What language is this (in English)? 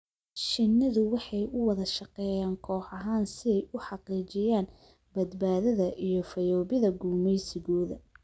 Somali